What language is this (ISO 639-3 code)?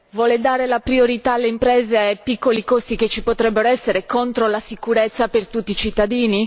ita